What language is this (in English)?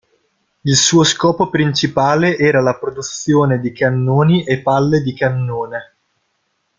Italian